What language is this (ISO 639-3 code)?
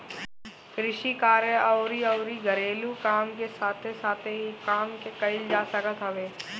bho